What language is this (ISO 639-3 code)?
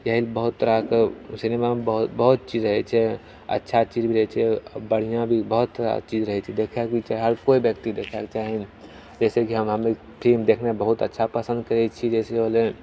mai